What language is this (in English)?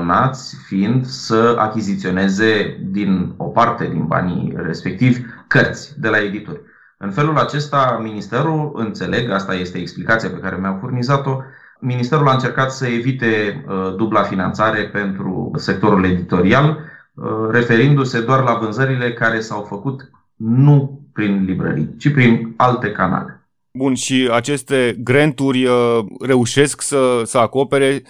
Romanian